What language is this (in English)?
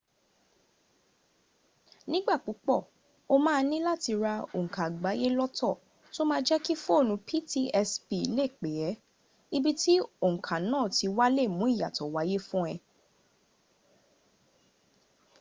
Yoruba